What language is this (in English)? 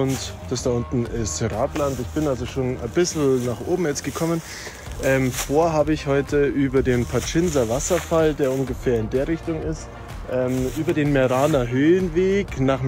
German